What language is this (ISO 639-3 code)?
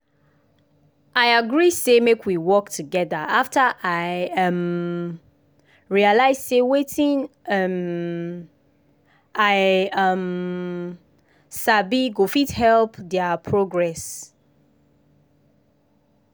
pcm